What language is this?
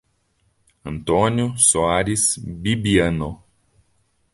Portuguese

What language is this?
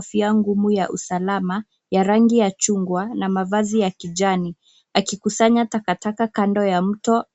Swahili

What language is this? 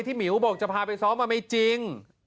Thai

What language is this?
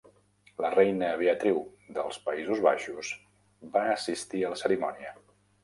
Catalan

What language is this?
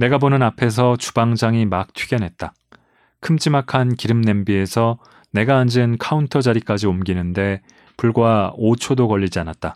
Korean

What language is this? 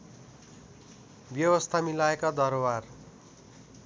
Nepali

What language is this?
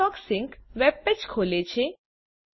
Gujarati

